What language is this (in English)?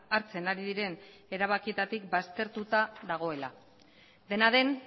Basque